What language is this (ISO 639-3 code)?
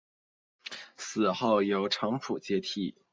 zho